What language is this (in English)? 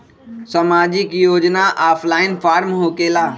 Magahi